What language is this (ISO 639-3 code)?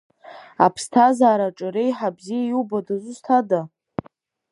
abk